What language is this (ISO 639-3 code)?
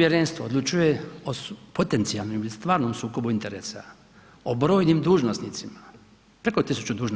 hrv